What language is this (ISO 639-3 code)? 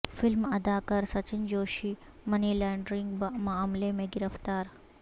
urd